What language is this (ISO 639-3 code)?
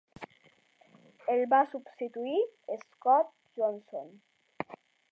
cat